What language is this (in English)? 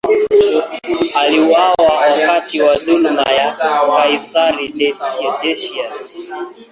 Swahili